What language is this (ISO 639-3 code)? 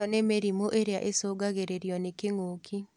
kik